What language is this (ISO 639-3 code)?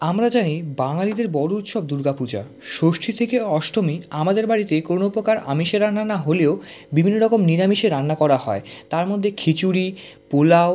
ben